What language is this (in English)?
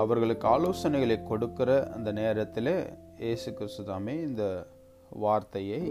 Tamil